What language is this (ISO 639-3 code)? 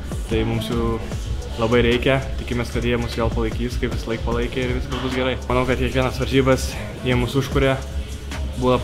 lit